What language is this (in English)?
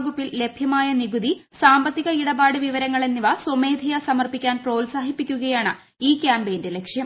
Malayalam